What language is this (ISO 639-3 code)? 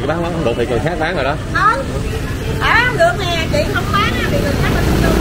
vie